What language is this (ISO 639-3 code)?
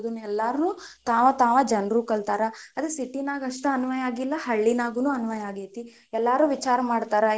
kan